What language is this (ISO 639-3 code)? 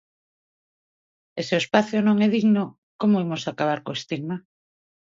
glg